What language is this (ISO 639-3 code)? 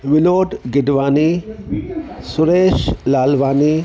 snd